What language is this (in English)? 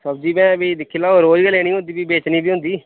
Dogri